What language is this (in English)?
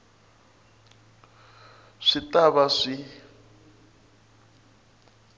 Tsonga